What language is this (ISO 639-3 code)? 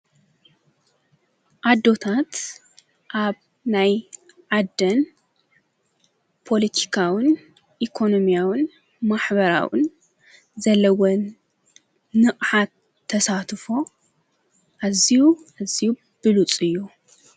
tir